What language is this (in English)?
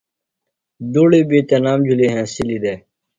Phalura